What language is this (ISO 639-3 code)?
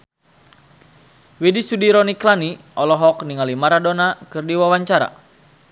sun